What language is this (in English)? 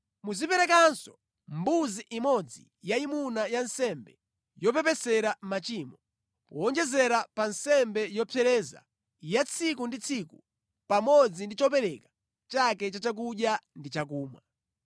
Nyanja